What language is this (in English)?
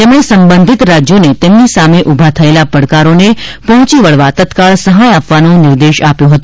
Gujarati